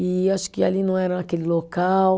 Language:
Portuguese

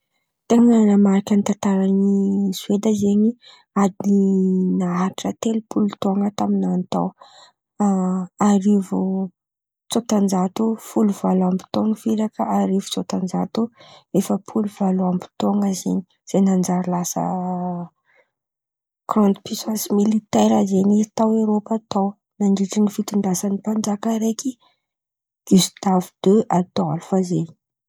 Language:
Antankarana Malagasy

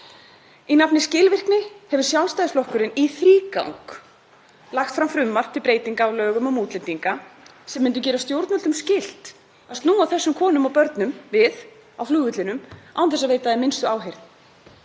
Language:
Icelandic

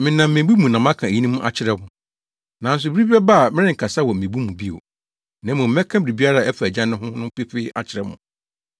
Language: Akan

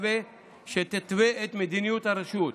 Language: Hebrew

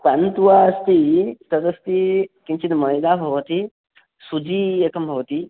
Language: Sanskrit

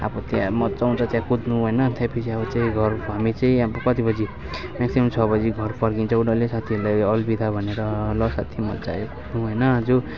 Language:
Nepali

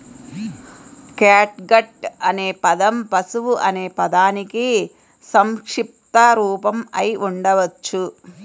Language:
Telugu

